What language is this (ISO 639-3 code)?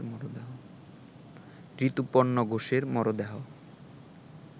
ben